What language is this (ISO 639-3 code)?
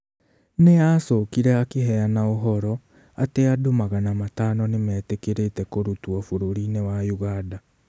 kik